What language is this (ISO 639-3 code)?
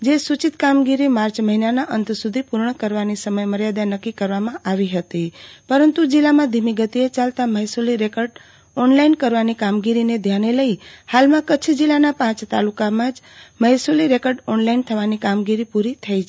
guj